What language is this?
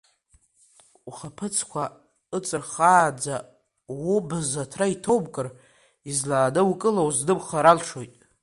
Abkhazian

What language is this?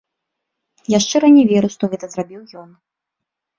Belarusian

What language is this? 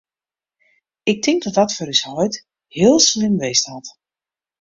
Western Frisian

